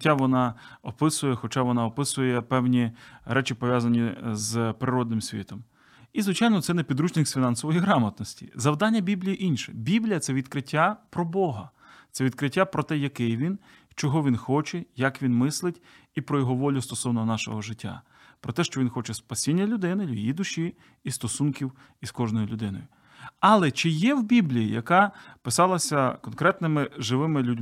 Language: Ukrainian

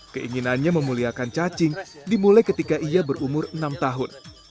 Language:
Indonesian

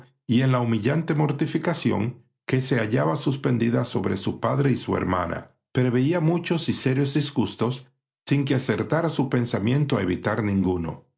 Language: Spanish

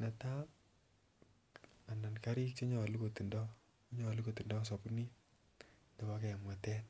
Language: Kalenjin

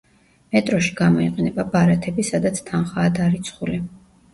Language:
Georgian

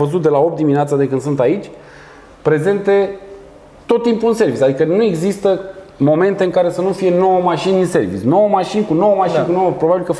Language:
Romanian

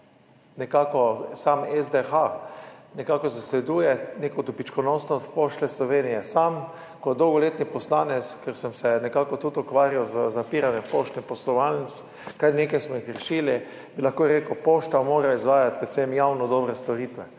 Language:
Slovenian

